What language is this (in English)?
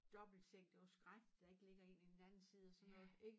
Danish